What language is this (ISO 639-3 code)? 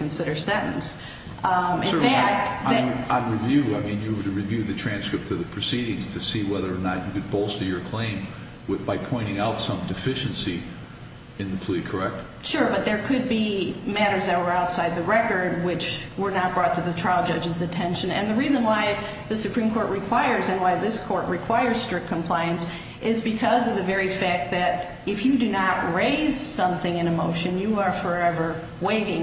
eng